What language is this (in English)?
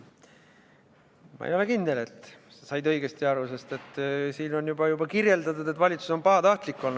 Estonian